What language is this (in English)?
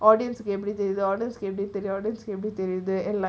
English